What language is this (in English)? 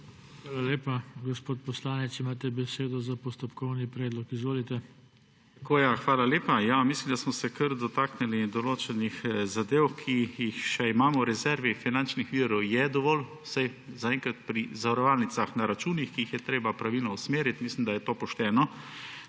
Slovenian